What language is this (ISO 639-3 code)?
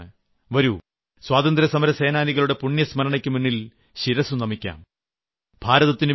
mal